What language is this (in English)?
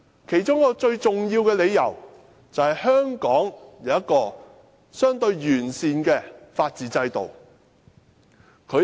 Cantonese